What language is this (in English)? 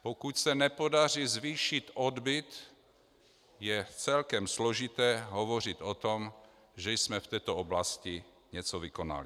Czech